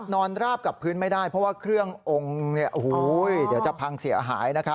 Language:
Thai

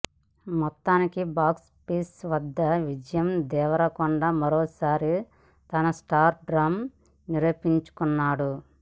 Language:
Telugu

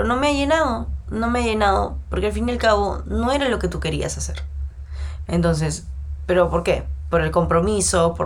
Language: Spanish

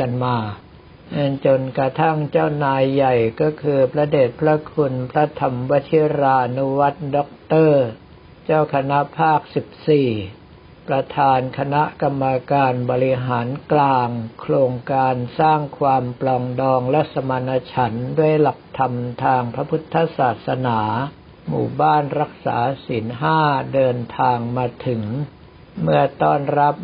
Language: Thai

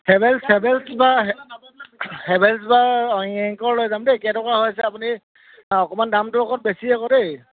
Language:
Assamese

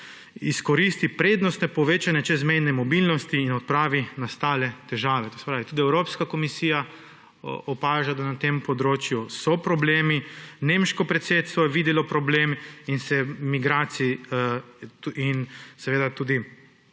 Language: Slovenian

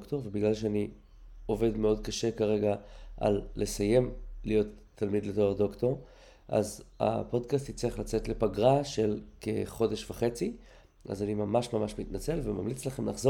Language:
Hebrew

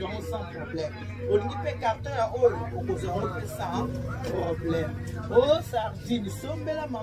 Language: French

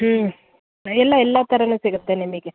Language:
Kannada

